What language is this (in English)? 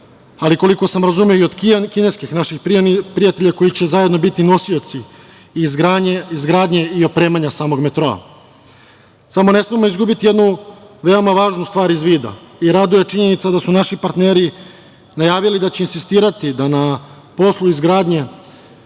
Serbian